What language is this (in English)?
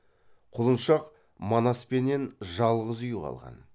Kazakh